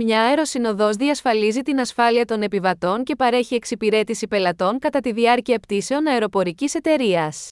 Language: Greek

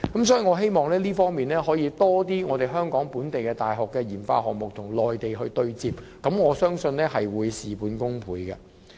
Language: Cantonese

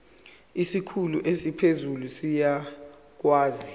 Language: Zulu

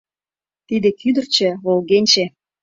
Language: Mari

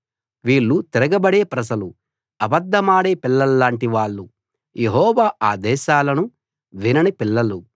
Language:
Telugu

